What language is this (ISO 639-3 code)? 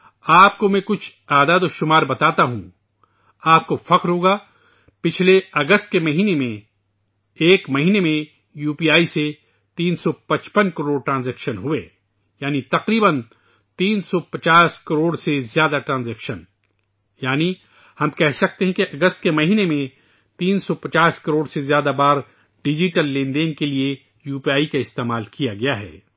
urd